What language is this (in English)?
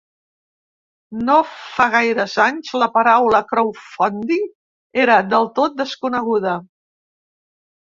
Catalan